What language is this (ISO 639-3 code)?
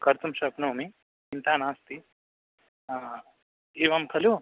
san